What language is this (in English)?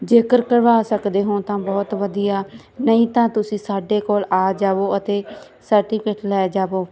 Punjabi